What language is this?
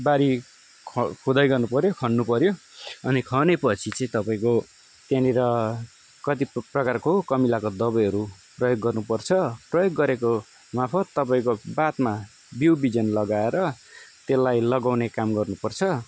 Nepali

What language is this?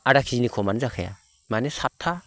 Bodo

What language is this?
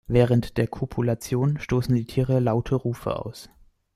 German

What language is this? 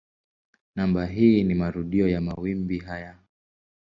Swahili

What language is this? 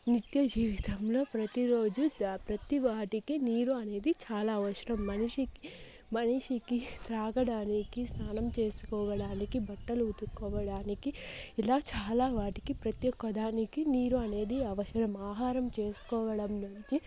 Telugu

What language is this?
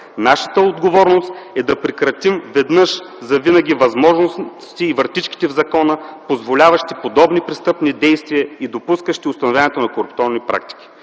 Bulgarian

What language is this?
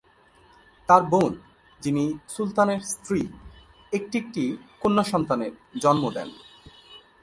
Bangla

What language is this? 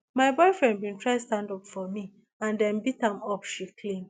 Nigerian Pidgin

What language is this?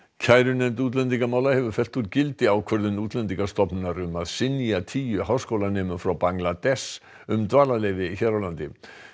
Icelandic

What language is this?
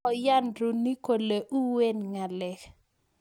Kalenjin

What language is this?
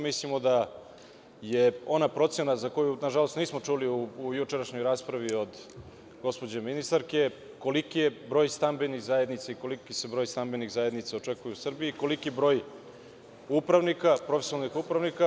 Serbian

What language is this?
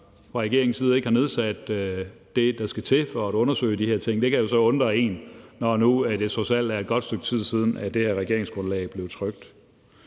Danish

